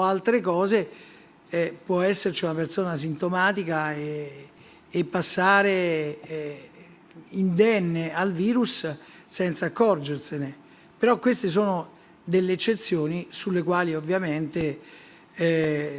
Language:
Italian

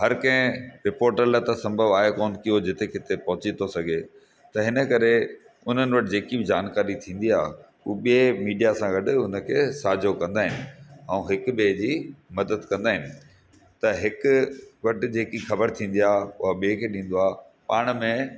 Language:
Sindhi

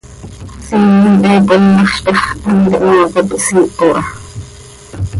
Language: Seri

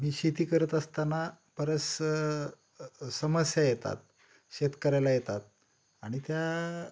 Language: Marathi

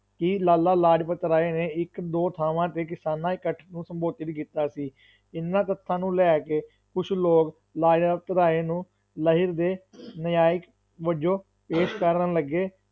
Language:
Punjabi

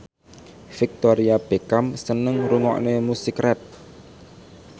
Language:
Javanese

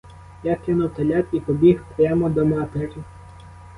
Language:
Ukrainian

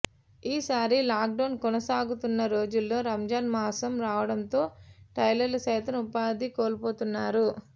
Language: Telugu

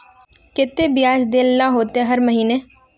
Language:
Magahi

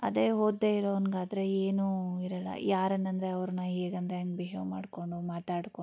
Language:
Kannada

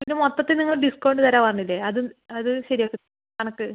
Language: Malayalam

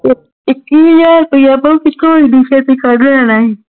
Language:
Punjabi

